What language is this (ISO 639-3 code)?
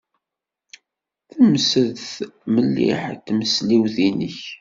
kab